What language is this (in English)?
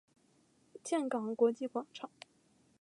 Chinese